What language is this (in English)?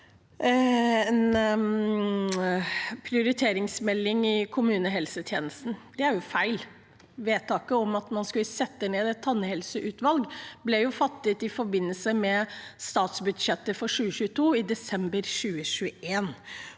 Norwegian